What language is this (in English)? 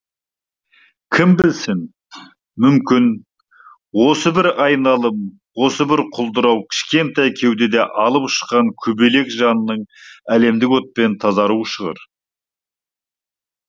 Kazakh